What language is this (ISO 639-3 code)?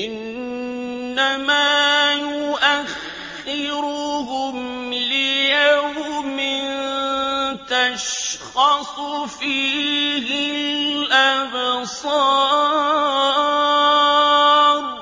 ara